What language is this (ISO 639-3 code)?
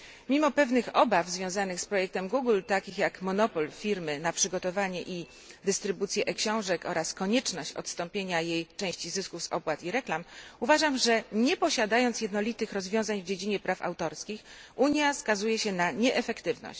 pol